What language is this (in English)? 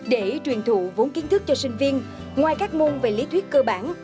Vietnamese